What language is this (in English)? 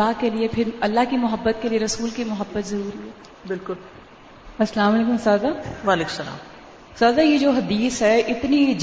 Urdu